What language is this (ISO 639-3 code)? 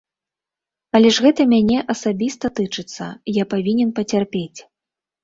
bel